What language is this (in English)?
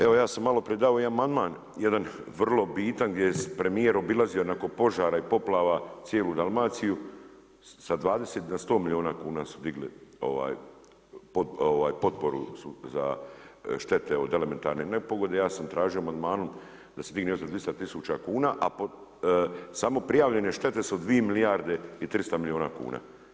Croatian